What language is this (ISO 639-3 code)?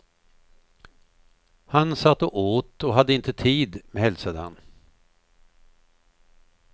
swe